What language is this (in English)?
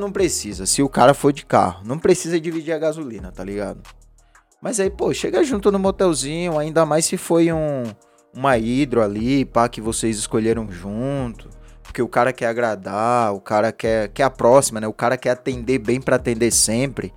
Portuguese